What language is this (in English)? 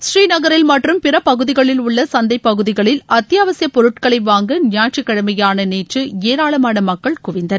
Tamil